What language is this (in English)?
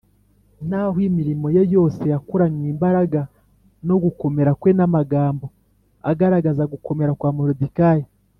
Kinyarwanda